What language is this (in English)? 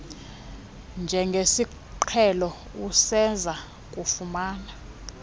Xhosa